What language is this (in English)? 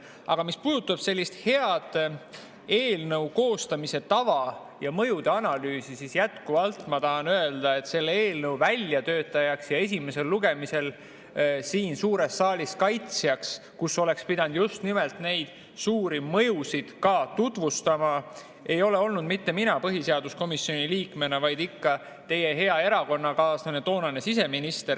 Estonian